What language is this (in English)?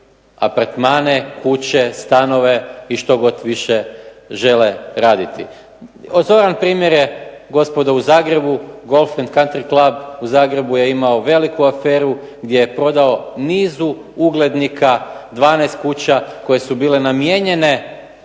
Croatian